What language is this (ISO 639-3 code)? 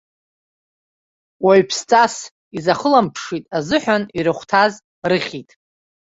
abk